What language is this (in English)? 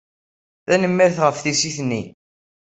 Kabyle